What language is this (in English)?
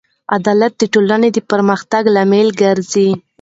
Pashto